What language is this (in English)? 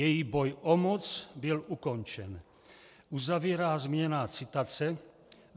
Czech